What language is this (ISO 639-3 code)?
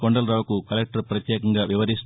tel